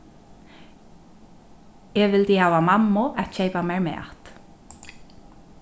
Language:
Faroese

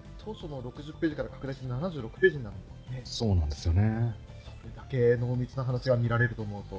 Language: Japanese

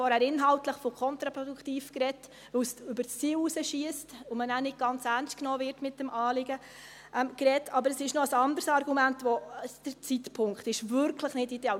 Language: Swiss German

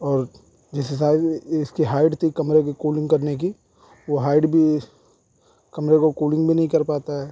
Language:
Urdu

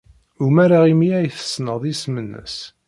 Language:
Kabyle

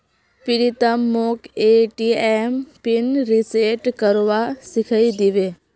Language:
Magahi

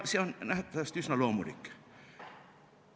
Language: Estonian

